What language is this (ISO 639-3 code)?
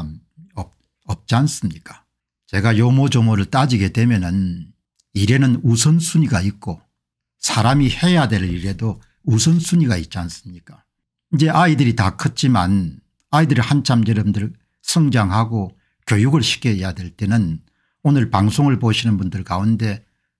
kor